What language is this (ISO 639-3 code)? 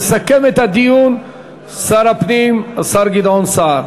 heb